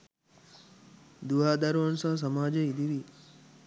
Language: Sinhala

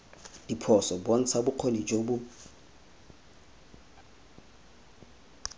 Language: Tswana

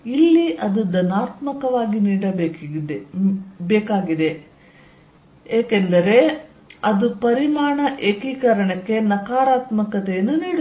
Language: Kannada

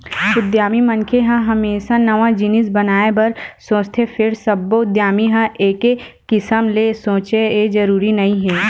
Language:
Chhattisgarhi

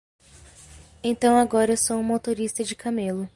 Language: Portuguese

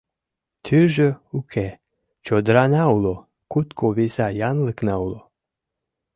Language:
Mari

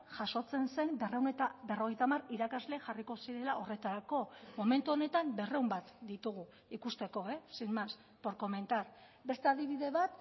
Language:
Basque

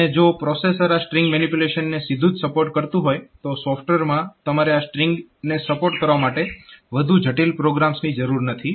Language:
Gujarati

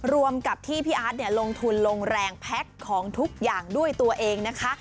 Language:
Thai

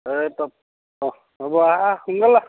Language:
Assamese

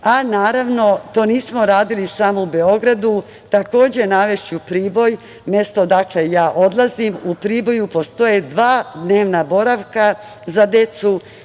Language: Serbian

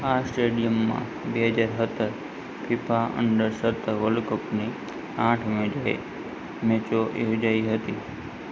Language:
Gujarati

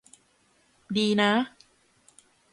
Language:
Thai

